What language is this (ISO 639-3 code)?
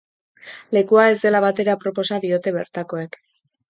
eus